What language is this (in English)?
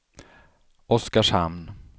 Swedish